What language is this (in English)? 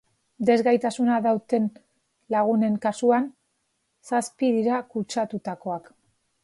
Basque